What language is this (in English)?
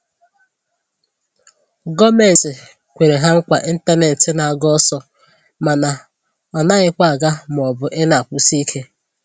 Igbo